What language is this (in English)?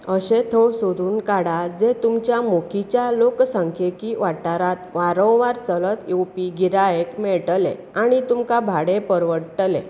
Konkani